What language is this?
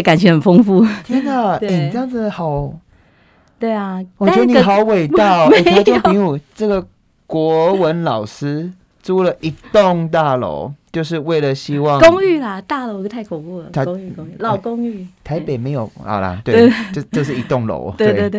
Chinese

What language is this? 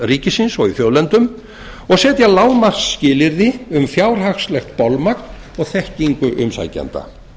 Icelandic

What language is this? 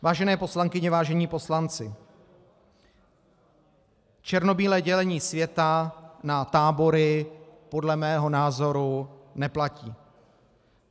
Czech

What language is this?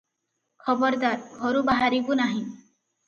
Odia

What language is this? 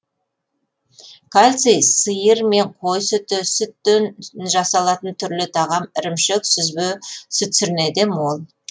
Kazakh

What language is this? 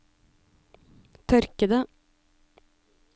Norwegian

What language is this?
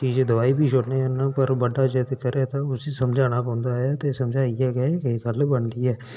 Dogri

